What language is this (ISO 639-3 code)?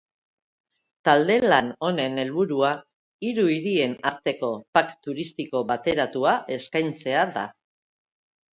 eus